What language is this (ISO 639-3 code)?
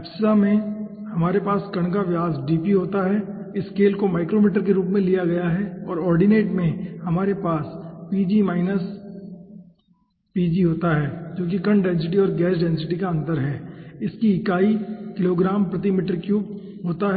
hin